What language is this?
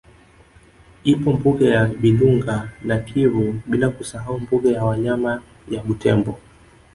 Swahili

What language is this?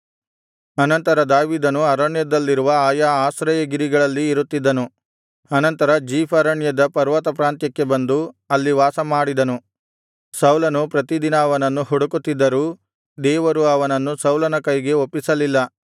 Kannada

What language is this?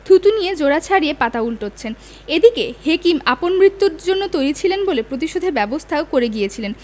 Bangla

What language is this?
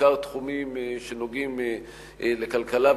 Hebrew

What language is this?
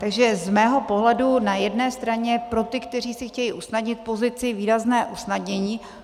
Czech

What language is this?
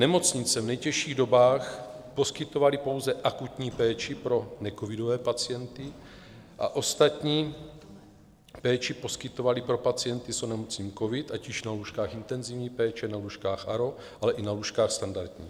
Czech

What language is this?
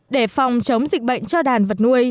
Vietnamese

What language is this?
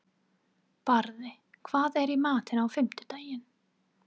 Icelandic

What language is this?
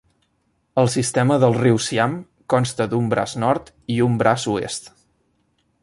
Catalan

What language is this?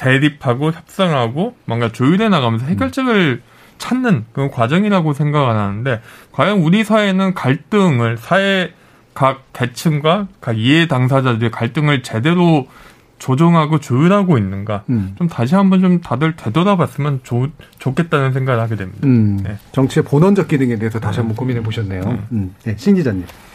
Korean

